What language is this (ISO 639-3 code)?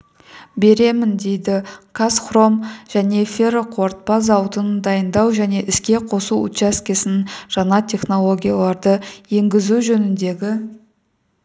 kaz